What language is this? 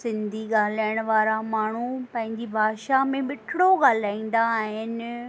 Sindhi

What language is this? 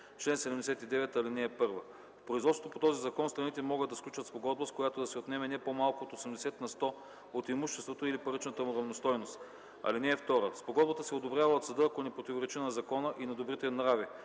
Bulgarian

